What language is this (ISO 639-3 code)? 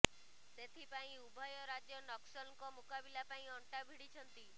ori